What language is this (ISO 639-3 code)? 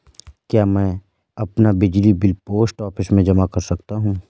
hin